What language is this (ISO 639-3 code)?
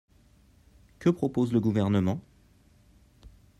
fra